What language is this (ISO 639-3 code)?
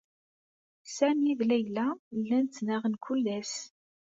kab